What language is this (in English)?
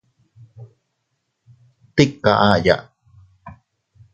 Teutila Cuicatec